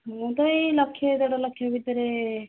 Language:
Odia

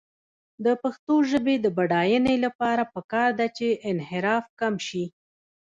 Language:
Pashto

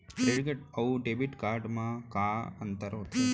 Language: Chhattisgarhi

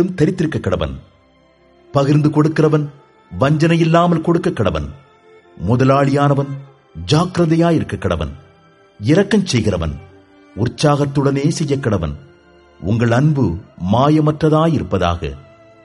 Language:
Tamil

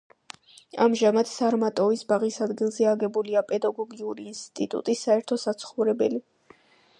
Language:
Georgian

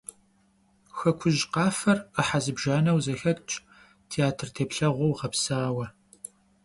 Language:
Kabardian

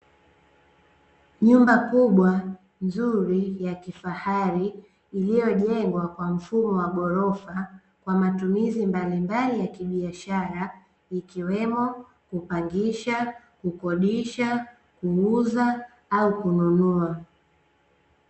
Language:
Swahili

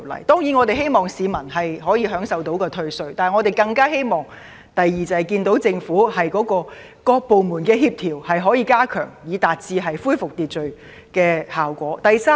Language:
Cantonese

